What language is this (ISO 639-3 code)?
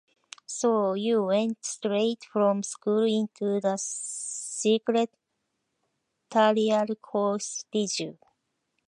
eng